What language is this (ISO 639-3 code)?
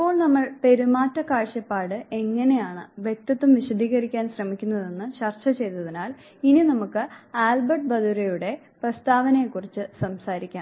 mal